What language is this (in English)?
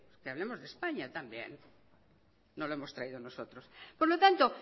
Spanish